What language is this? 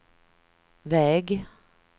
Swedish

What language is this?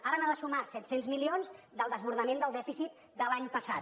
Catalan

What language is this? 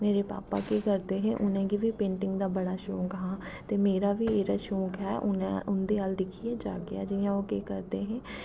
Dogri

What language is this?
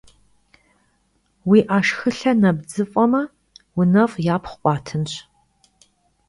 Kabardian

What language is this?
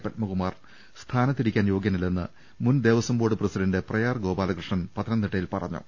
Malayalam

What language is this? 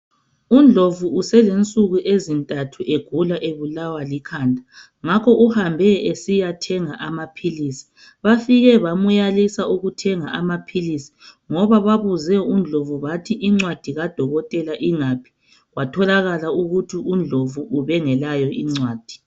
North Ndebele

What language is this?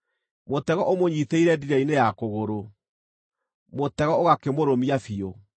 Kikuyu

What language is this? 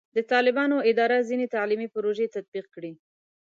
Pashto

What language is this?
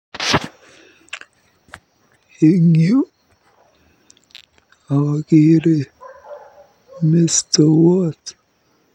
Kalenjin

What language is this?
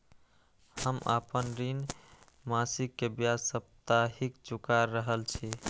Maithili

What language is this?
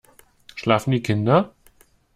German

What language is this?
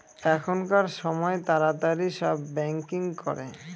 Bangla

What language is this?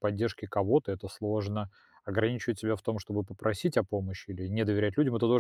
Russian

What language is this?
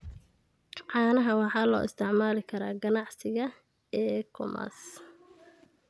Somali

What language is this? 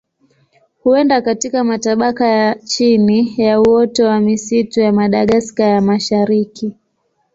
Swahili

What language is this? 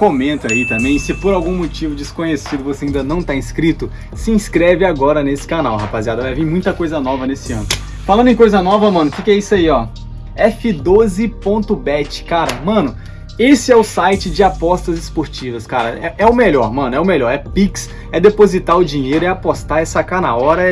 Portuguese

